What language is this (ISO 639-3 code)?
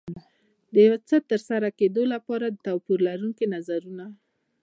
pus